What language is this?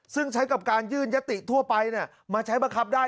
Thai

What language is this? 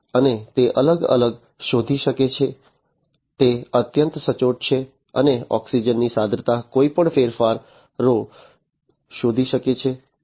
Gujarati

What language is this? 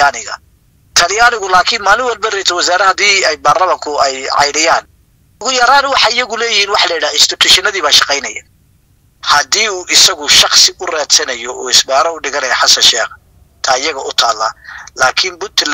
Arabic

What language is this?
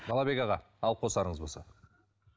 Kazakh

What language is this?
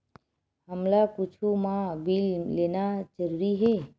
Chhattisgarhi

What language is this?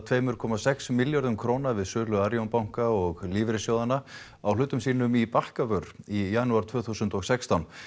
Icelandic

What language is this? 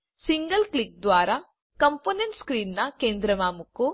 Gujarati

